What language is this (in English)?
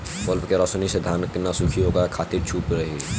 Bhojpuri